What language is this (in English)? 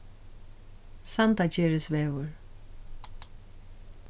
Faroese